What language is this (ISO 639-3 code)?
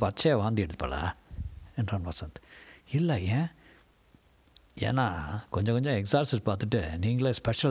tam